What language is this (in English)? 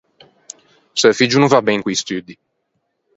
Ligurian